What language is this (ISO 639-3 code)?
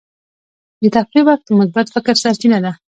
pus